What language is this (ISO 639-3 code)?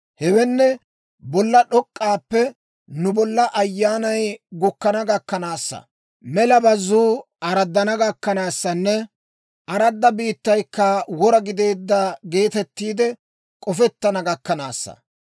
dwr